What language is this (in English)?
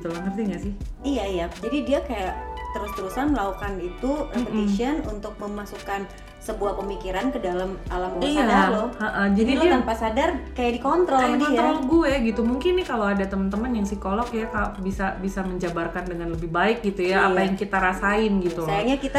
Indonesian